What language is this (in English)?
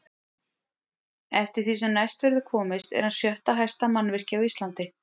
Icelandic